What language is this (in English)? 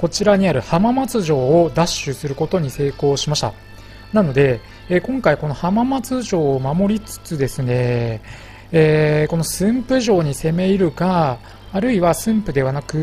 Japanese